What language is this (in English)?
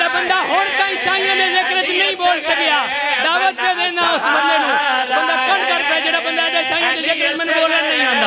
Arabic